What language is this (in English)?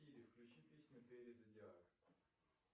Russian